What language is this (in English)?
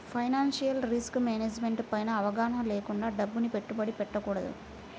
Telugu